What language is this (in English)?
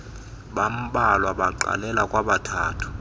Xhosa